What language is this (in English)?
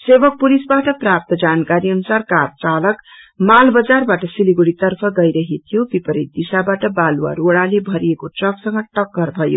Nepali